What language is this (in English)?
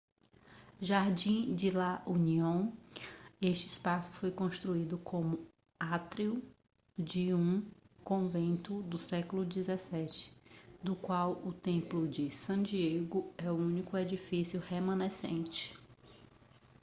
Portuguese